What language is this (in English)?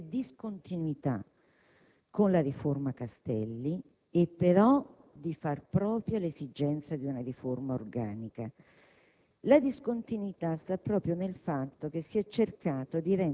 Italian